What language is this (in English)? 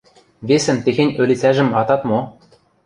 Western Mari